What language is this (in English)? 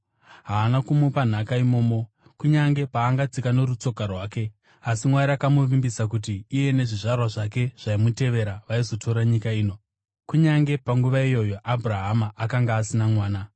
Shona